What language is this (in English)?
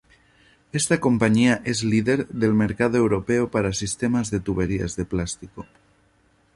Spanish